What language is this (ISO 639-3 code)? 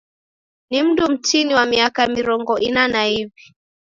dav